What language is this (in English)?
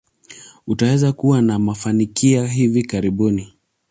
Swahili